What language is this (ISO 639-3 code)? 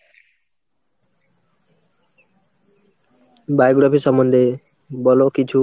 ben